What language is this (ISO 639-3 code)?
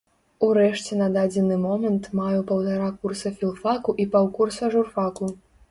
bel